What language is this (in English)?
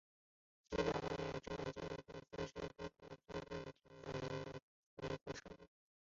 Chinese